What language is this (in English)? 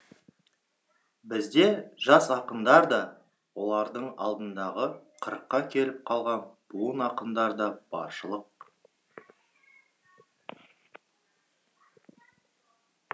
Kazakh